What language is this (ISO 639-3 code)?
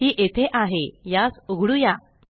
mar